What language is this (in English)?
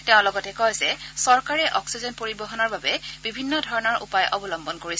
Assamese